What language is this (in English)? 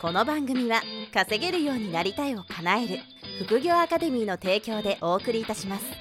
Japanese